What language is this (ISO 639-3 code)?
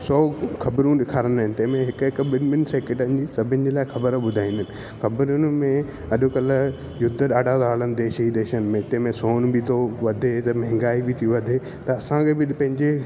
snd